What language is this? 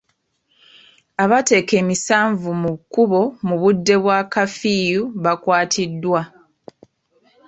Ganda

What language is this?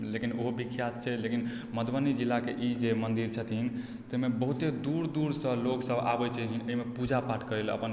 Maithili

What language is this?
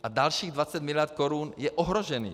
Czech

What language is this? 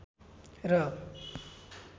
Nepali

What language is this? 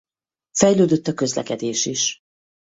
Hungarian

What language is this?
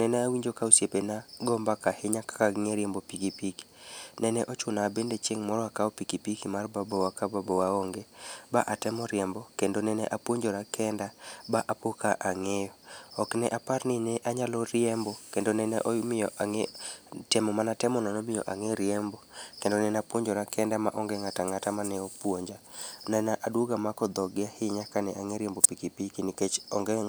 Luo (Kenya and Tanzania)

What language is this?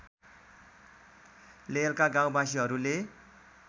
Nepali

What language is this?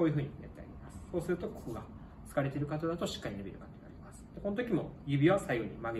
Japanese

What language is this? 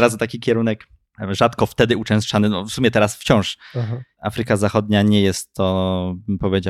Polish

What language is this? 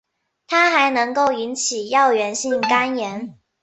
Chinese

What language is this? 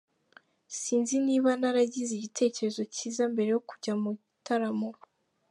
Kinyarwanda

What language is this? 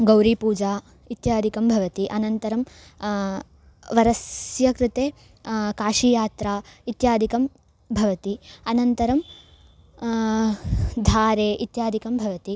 Sanskrit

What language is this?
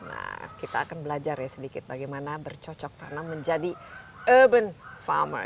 Indonesian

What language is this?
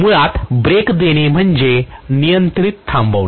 Marathi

